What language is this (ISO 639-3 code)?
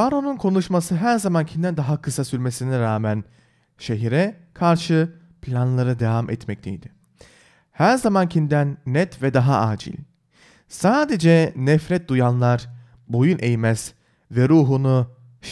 tur